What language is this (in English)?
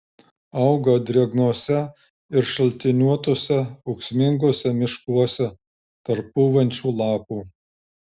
Lithuanian